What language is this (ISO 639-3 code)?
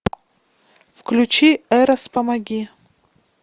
rus